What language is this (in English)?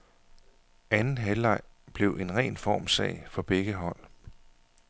Danish